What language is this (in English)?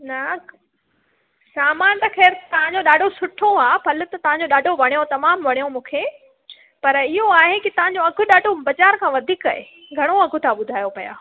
Sindhi